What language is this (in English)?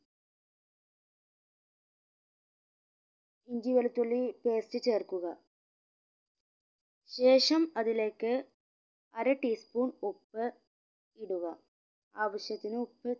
Malayalam